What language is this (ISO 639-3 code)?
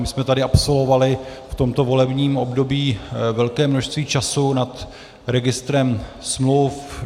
ces